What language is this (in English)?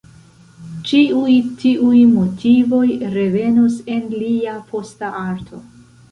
Esperanto